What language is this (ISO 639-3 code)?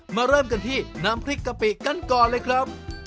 tha